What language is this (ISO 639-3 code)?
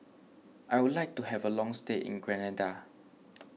eng